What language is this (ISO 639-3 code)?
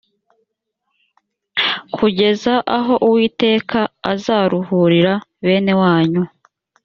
kin